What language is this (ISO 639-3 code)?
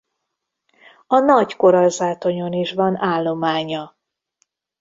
hun